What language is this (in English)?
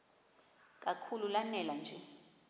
Xhosa